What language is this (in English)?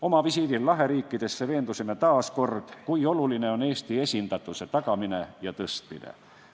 Estonian